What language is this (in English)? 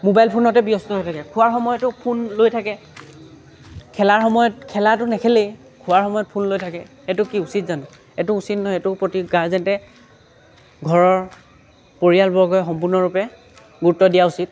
Assamese